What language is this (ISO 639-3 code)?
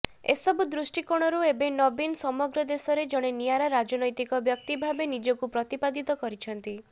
ori